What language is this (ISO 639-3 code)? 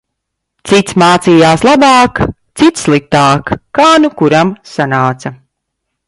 lav